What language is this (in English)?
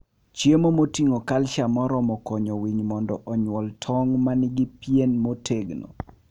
Luo (Kenya and Tanzania)